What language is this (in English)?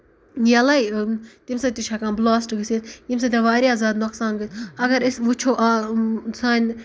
Kashmiri